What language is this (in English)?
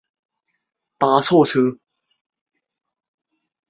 Chinese